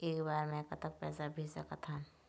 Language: Chhattisgarhi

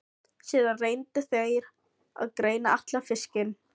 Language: Icelandic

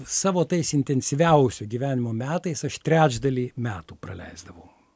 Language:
Lithuanian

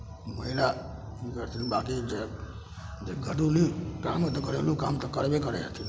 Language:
Maithili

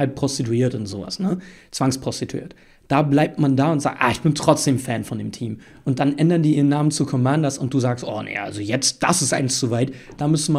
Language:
German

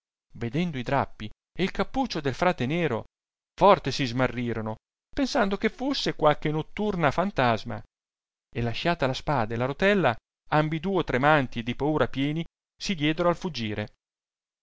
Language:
Italian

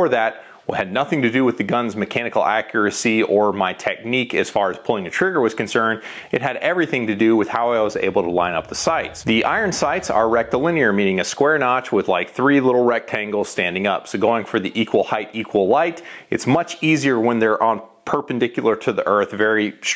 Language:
English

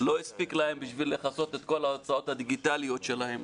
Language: Hebrew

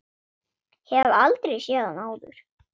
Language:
Icelandic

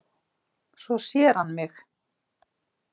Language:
Icelandic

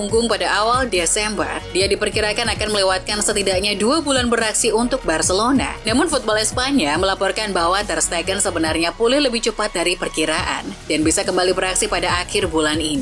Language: Indonesian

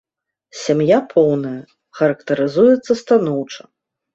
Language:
Belarusian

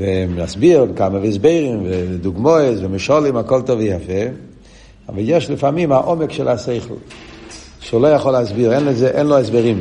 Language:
Hebrew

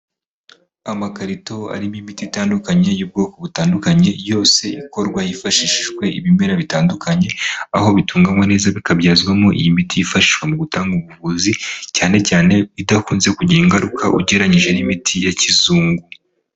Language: Kinyarwanda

